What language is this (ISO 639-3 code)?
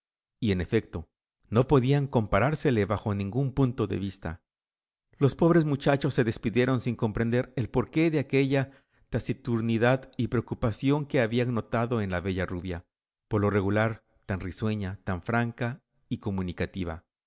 spa